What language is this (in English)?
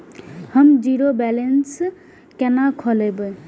Maithili